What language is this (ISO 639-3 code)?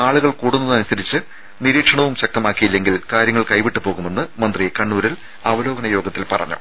mal